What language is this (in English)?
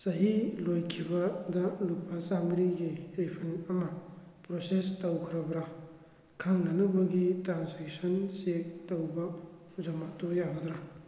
Manipuri